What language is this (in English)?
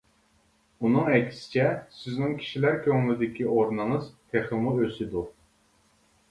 Uyghur